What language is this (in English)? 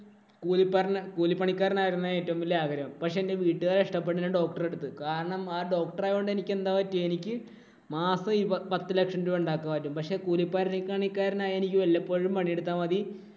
Malayalam